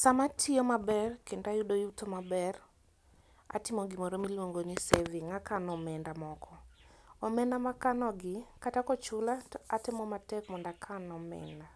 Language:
Luo (Kenya and Tanzania)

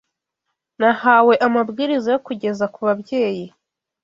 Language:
Kinyarwanda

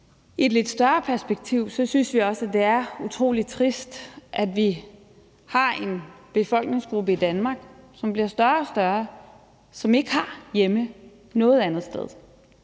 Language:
Danish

